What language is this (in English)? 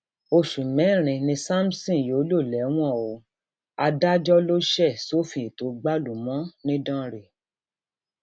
Yoruba